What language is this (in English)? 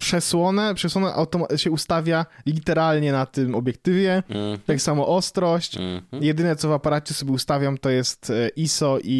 Polish